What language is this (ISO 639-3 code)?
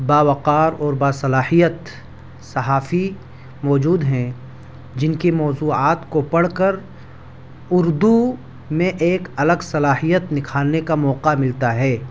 urd